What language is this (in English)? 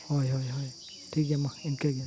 Santali